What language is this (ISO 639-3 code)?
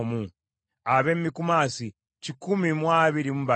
lug